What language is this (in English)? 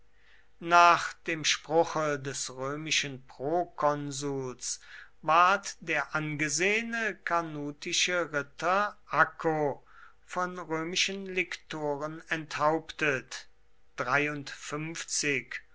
German